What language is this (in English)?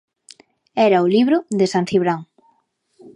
Galician